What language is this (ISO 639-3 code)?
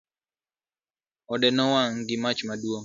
luo